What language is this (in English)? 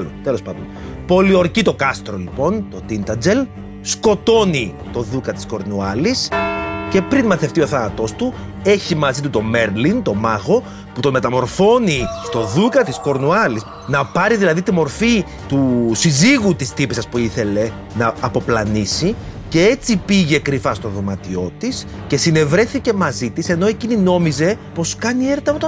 Greek